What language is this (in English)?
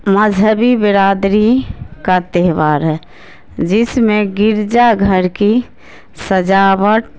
Urdu